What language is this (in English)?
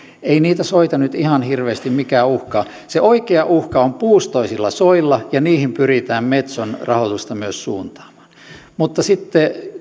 Finnish